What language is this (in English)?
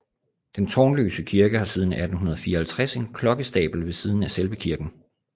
Danish